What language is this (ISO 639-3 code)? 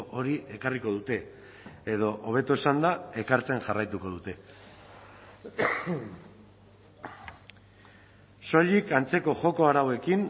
eus